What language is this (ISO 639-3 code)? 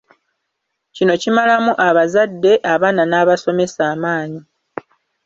lug